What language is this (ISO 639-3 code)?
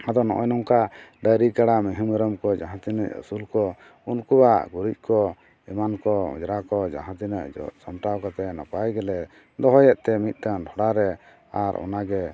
sat